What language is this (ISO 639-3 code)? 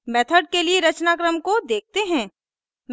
hin